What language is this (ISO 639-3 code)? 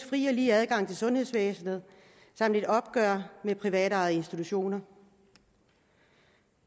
dan